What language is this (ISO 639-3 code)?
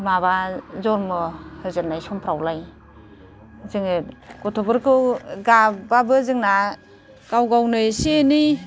brx